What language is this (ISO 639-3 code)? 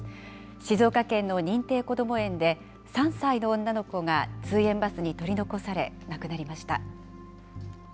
jpn